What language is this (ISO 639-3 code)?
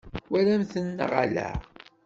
kab